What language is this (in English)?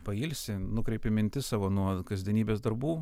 Lithuanian